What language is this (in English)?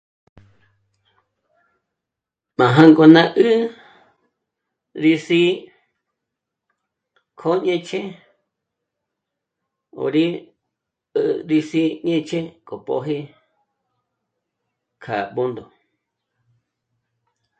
Michoacán Mazahua